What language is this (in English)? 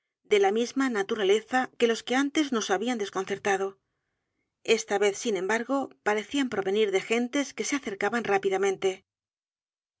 Spanish